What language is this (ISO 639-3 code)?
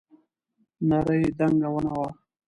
pus